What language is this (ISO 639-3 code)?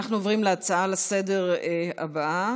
heb